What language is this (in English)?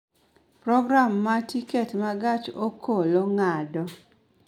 Luo (Kenya and Tanzania)